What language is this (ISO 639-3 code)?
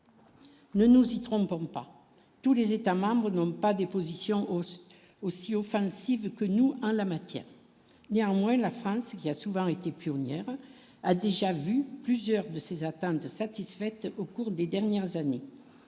fra